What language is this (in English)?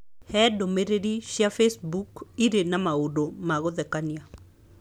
Kikuyu